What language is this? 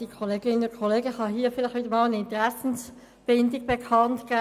Swiss German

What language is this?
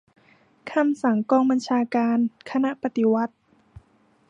Thai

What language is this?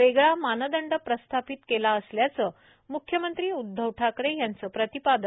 Marathi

